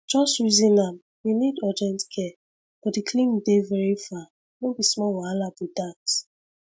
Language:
Nigerian Pidgin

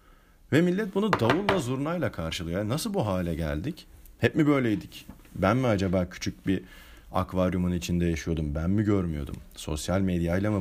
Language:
Turkish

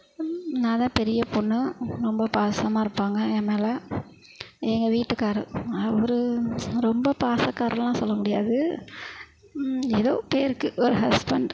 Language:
Tamil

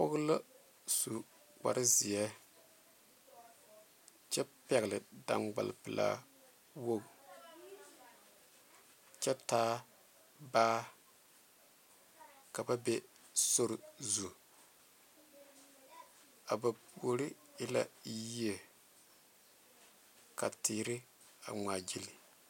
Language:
Southern Dagaare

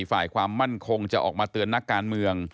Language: Thai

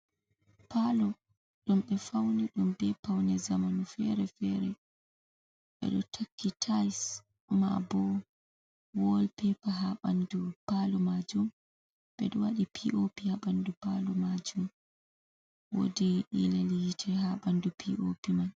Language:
Fula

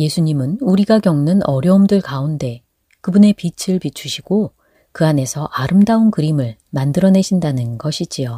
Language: Korean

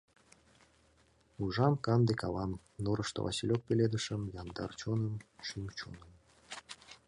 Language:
Mari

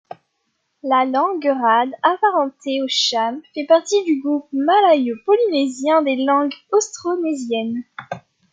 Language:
French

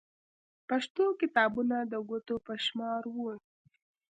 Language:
Pashto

